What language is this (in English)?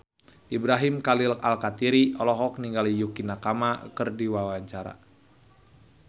Sundanese